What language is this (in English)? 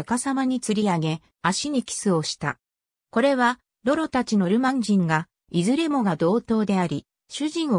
Japanese